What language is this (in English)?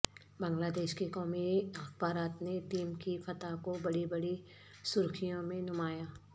Urdu